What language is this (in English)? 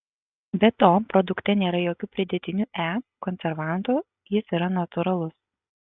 Lithuanian